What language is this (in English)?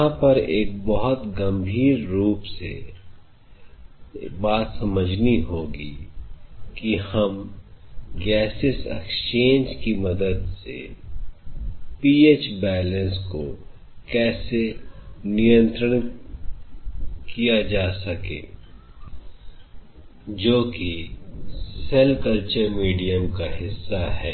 Hindi